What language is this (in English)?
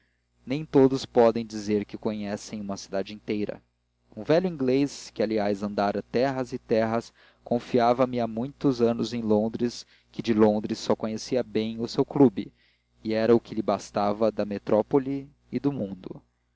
Portuguese